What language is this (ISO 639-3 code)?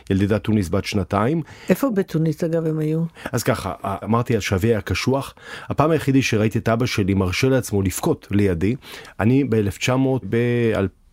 heb